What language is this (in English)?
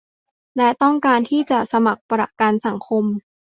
Thai